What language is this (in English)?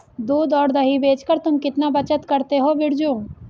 Hindi